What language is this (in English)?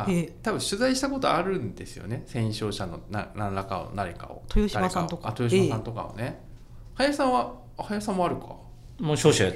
Japanese